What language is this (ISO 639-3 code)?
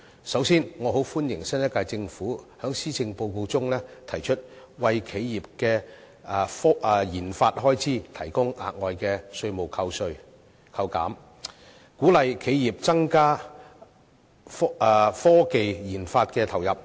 yue